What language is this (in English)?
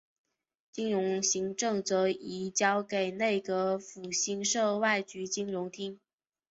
Chinese